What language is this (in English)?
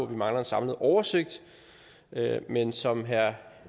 Danish